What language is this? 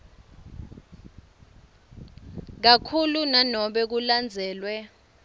Swati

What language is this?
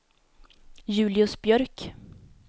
Swedish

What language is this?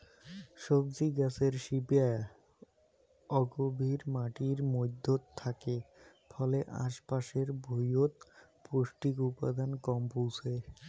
Bangla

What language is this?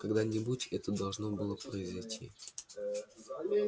Russian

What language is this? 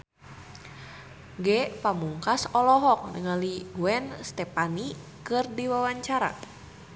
Sundanese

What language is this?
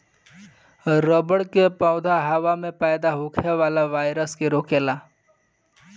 Bhojpuri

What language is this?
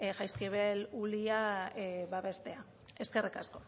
Basque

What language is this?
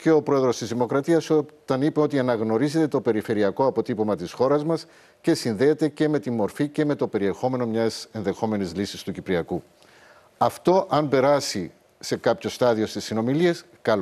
Greek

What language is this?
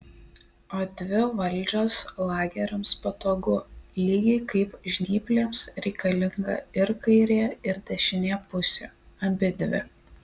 Lithuanian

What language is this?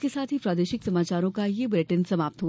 Hindi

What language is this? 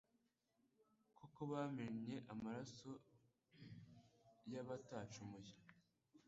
Kinyarwanda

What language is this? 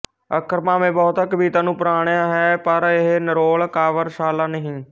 Punjabi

